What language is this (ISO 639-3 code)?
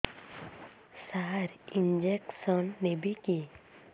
ori